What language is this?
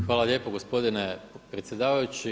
Croatian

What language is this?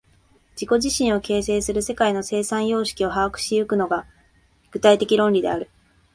Japanese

